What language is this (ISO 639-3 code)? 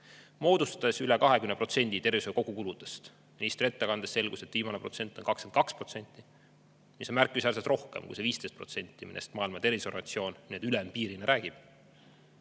est